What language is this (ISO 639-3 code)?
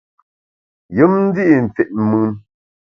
bax